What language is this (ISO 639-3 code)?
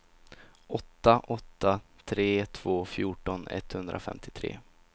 swe